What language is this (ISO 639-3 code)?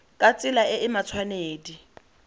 tsn